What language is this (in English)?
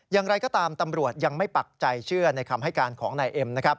Thai